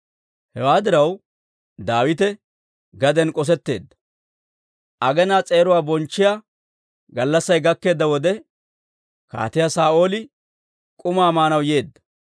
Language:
Dawro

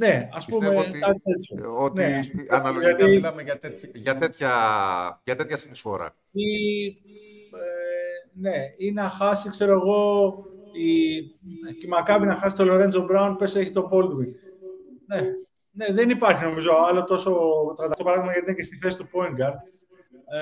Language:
Greek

